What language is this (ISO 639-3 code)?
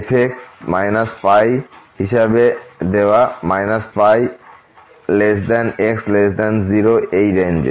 ben